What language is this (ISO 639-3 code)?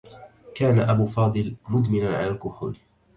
ara